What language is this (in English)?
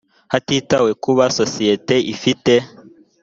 Kinyarwanda